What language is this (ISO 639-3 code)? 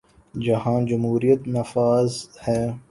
urd